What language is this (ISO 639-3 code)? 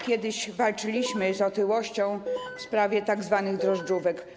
pol